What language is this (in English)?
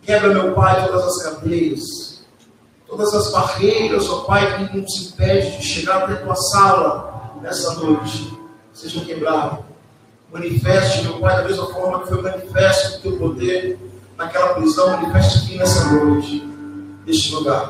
Portuguese